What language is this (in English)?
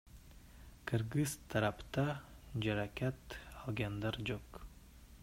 Kyrgyz